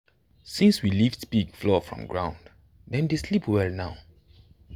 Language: Nigerian Pidgin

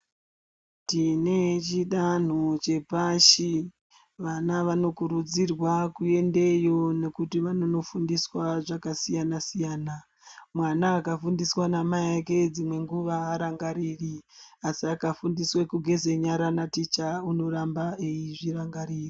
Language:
Ndau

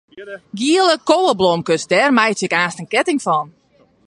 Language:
Western Frisian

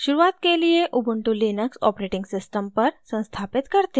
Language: Hindi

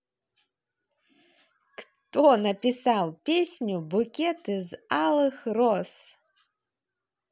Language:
Russian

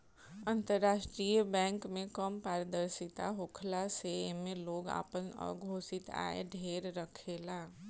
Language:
Bhojpuri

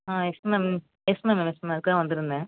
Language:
Tamil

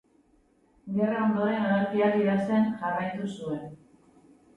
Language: Basque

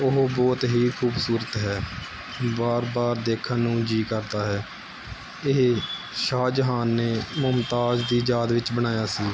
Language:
Punjabi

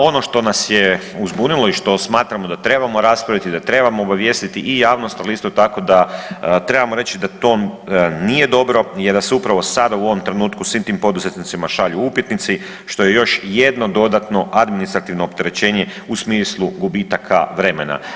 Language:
Croatian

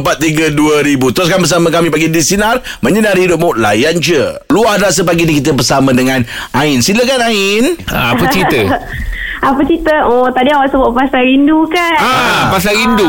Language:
Malay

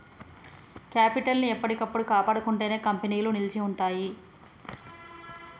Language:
Telugu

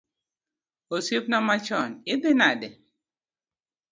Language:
Luo (Kenya and Tanzania)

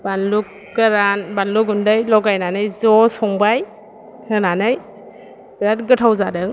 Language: Bodo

